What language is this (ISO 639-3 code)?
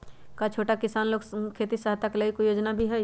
mag